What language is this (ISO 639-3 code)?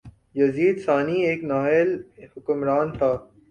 urd